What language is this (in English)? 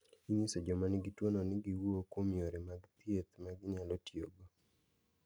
Luo (Kenya and Tanzania)